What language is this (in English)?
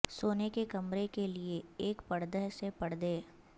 Urdu